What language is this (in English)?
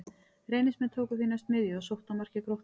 Icelandic